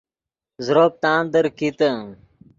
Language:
Yidgha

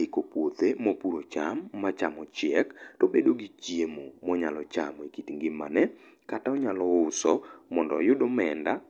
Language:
Luo (Kenya and Tanzania)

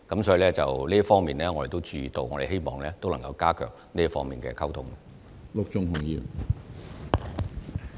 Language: Cantonese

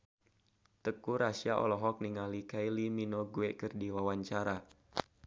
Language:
Sundanese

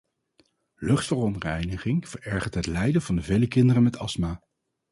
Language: Dutch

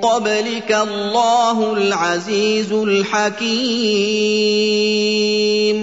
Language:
Arabic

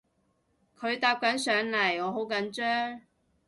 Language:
Cantonese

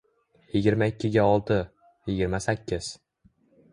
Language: Uzbek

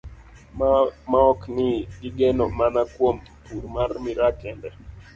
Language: Luo (Kenya and Tanzania)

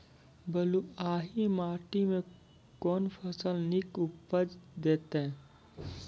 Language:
Maithili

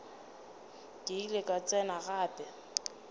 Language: Northern Sotho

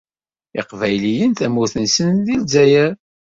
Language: Kabyle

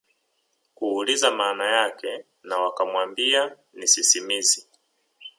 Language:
Swahili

